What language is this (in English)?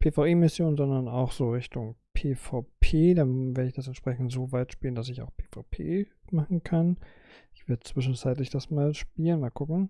German